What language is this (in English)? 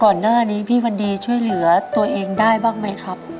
Thai